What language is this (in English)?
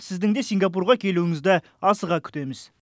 Kazakh